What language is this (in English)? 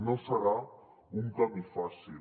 Catalan